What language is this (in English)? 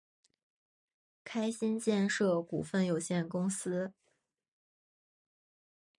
Chinese